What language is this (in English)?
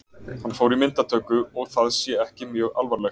Icelandic